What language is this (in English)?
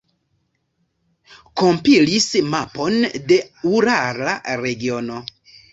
Esperanto